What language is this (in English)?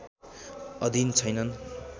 Nepali